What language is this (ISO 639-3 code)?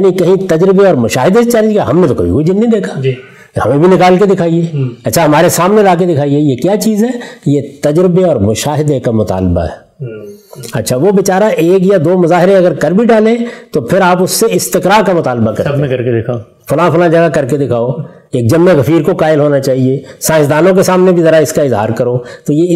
urd